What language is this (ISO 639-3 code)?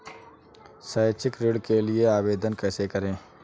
hin